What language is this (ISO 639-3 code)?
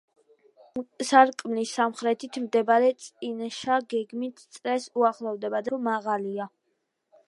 kat